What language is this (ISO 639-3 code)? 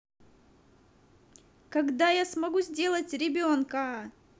rus